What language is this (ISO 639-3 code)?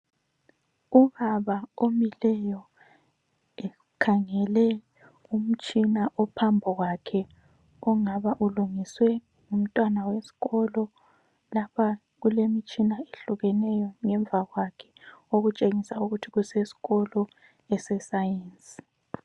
nde